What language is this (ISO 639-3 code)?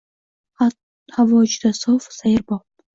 uzb